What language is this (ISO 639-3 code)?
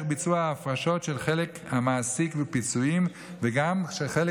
heb